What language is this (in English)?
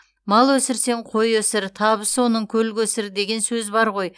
Kazakh